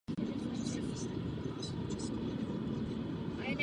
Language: Czech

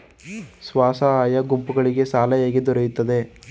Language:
Kannada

